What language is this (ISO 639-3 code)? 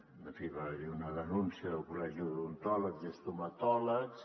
cat